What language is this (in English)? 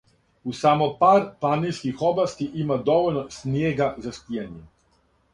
Serbian